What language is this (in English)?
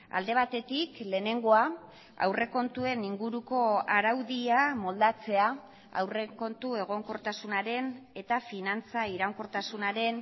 Basque